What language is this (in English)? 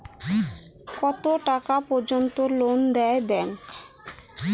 Bangla